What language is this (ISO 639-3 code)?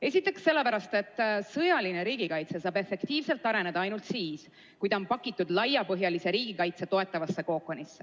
est